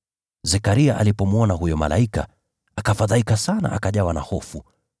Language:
Swahili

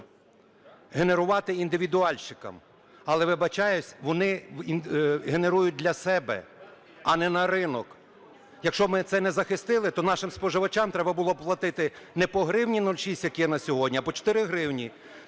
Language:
Ukrainian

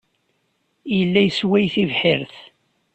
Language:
Kabyle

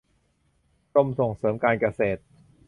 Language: Thai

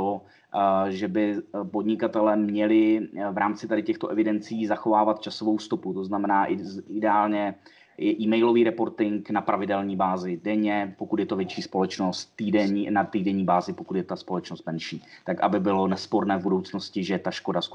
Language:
Czech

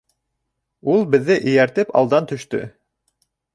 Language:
Bashkir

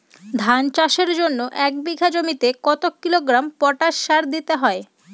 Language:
Bangla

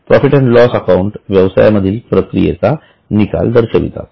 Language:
Marathi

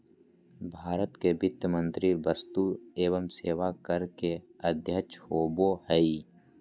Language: Magahi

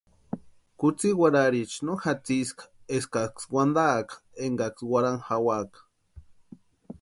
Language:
Western Highland Purepecha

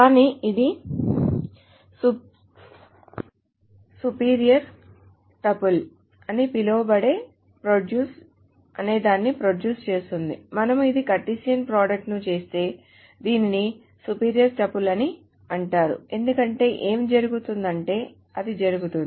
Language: Telugu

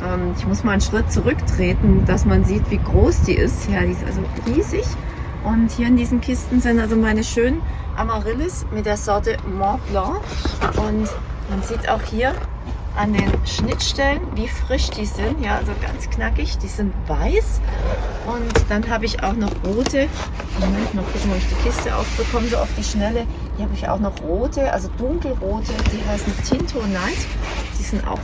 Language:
German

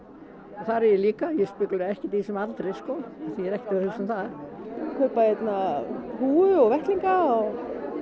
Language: Icelandic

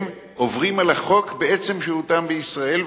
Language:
Hebrew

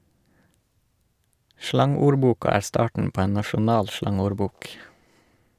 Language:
Norwegian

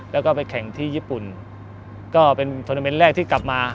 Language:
Thai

